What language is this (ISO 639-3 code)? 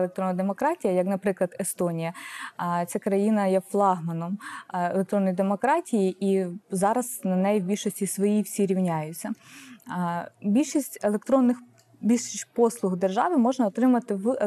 ukr